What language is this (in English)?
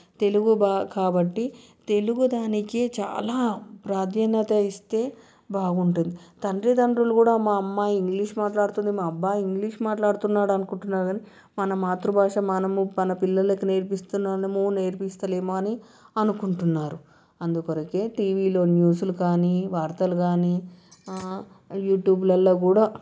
Telugu